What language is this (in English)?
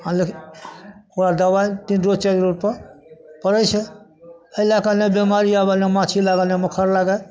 Maithili